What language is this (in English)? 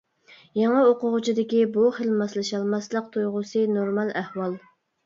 Uyghur